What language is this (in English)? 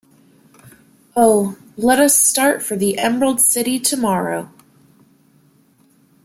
English